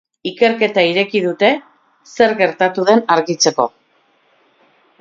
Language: Basque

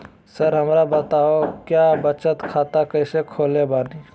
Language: Magahi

